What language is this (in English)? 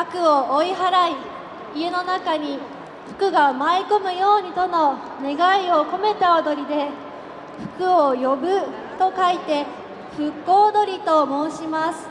Japanese